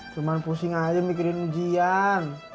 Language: Indonesian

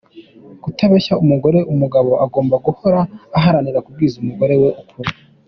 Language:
Kinyarwanda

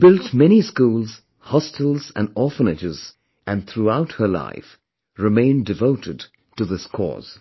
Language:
English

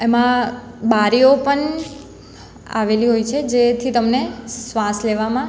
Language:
Gujarati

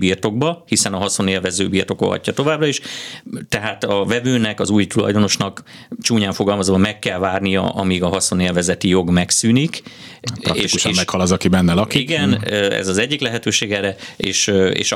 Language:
Hungarian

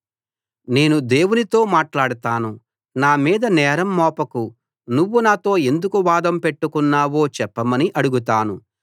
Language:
Telugu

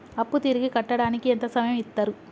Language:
Telugu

